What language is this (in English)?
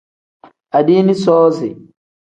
Tem